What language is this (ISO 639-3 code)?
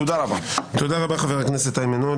heb